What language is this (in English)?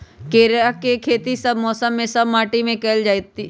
Magahi